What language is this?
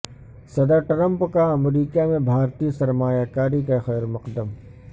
Urdu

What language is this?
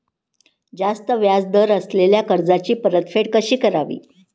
Marathi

